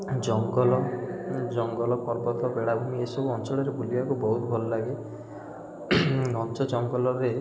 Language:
Odia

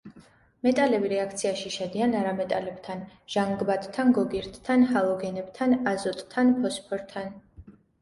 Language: Georgian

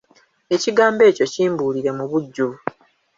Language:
Ganda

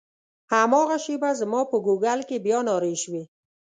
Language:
Pashto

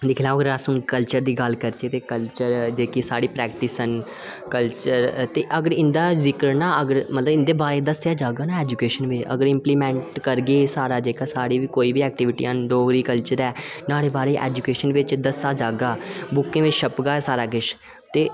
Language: Dogri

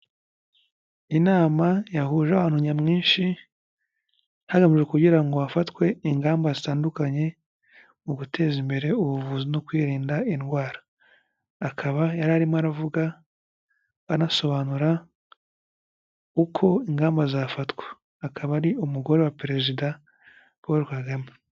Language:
Kinyarwanda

